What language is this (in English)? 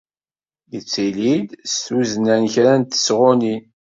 Kabyle